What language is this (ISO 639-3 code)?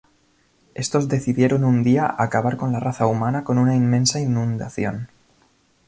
spa